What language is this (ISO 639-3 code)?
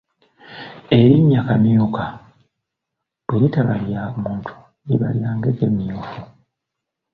lug